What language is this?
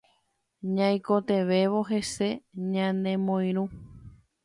Guarani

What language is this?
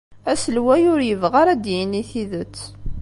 Kabyle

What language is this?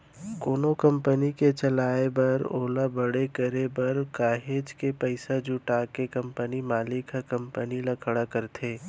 Chhattisgarhi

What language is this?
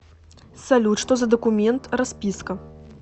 Russian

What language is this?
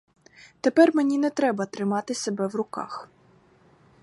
Ukrainian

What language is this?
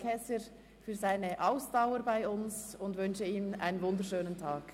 Swiss German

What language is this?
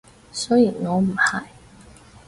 Cantonese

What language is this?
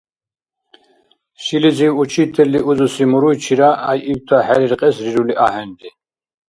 Dargwa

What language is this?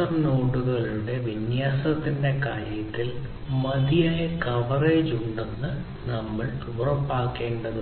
Malayalam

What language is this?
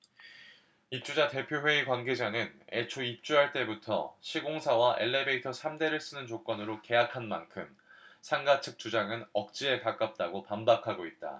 Korean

